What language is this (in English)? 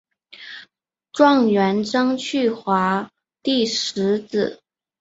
Chinese